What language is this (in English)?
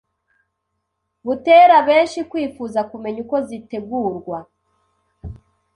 Kinyarwanda